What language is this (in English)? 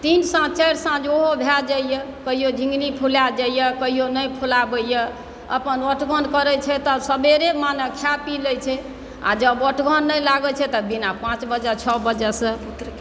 Maithili